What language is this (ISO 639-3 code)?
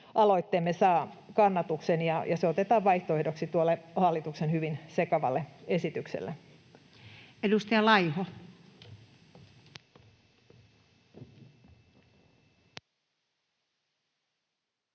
fin